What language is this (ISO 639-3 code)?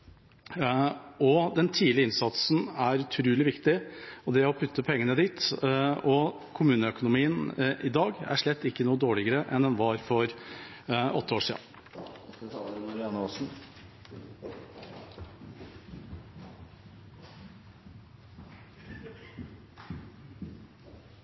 nob